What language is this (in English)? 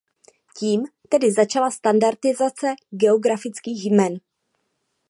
Czech